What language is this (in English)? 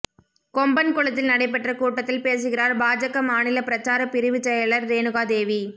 Tamil